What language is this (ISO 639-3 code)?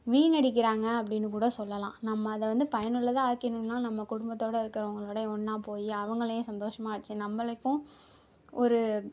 tam